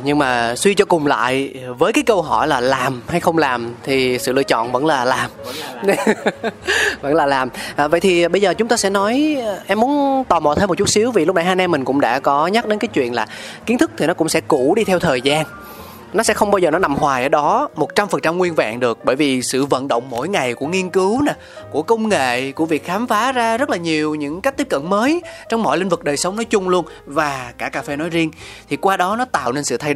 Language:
Vietnamese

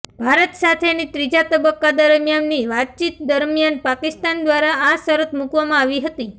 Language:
Gujarati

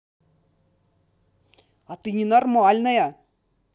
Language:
Russian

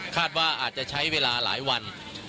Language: Thai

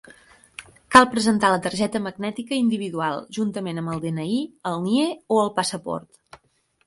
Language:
Catalan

